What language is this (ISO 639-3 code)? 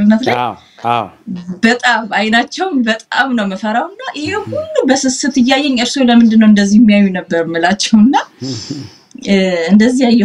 ara